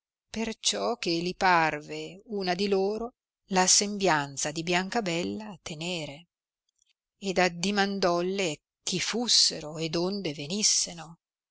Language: Italian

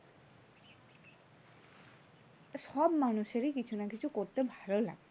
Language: Bangla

